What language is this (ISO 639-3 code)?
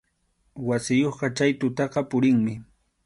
qxu